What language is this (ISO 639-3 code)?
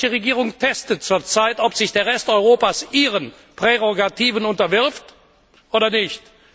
deu